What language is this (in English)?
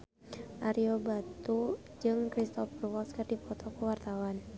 Sundanese